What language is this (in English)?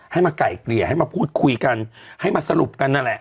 Thai